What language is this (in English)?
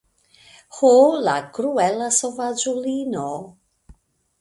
Esperanto